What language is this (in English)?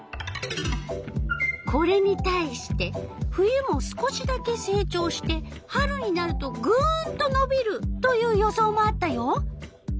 Japanese